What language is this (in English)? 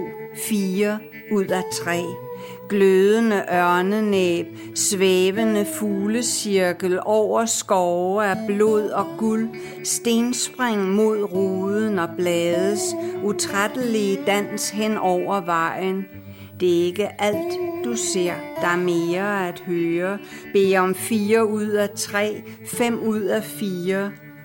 Danish